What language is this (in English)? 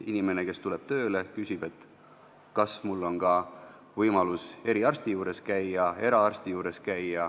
Estonian